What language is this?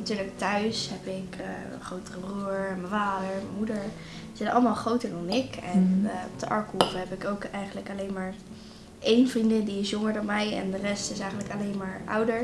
Dutch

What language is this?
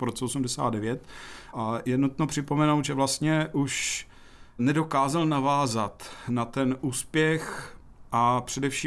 Czech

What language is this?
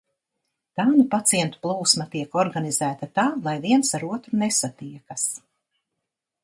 Latvian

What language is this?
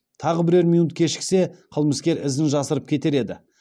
Kazakh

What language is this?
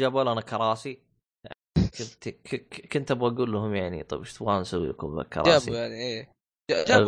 Arabic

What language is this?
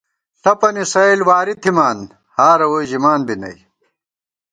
Gawar-Bati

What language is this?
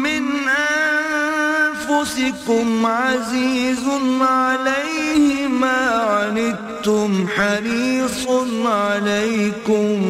Urdu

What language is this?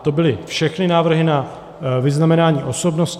Czech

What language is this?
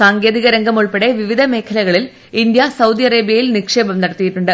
Malayalam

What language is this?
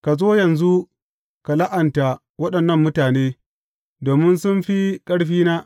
Hausa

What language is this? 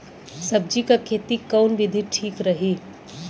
Bhojpuri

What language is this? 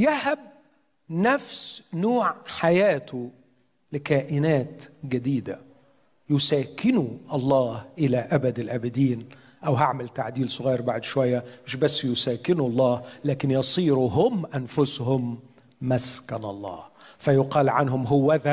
Arabic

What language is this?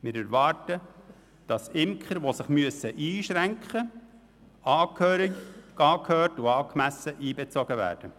Swiss German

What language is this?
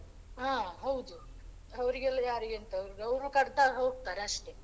Kannada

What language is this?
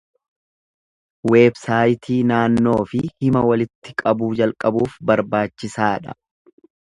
Oromo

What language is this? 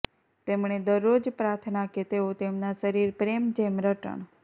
Gujarati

